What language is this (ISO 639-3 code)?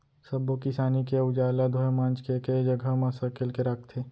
hne